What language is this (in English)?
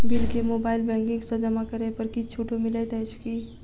Maithili